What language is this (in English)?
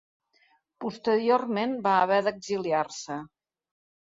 Catalan